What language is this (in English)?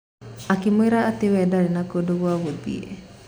Kikuyu